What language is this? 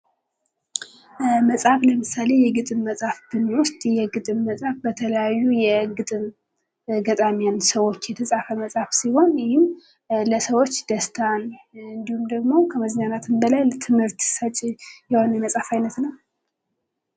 Amharic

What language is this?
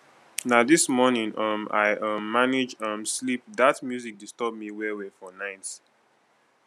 Nigerian Pidgin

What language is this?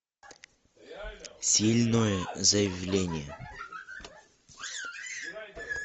Russian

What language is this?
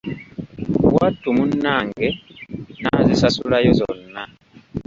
Ganda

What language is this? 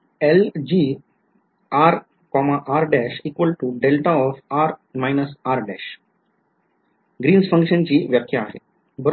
Marathi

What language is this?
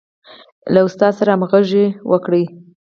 Pashto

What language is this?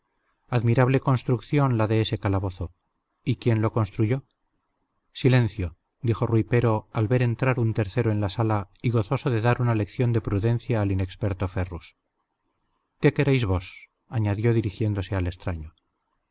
Spanish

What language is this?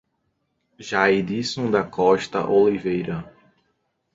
Portuguese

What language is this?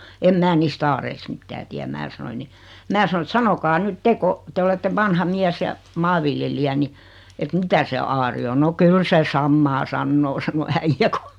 Finnish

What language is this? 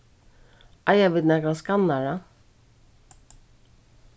Faroese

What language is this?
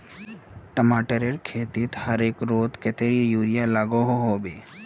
Magahi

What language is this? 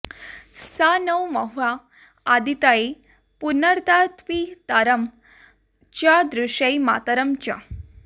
Sanskrit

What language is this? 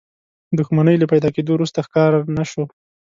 Pashto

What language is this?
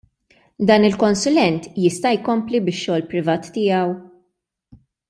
Maltese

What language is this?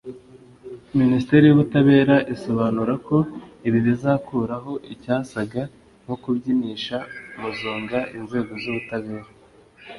Kinyarwanda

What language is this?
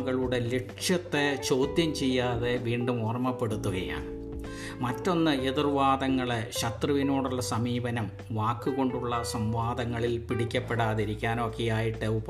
Malayalam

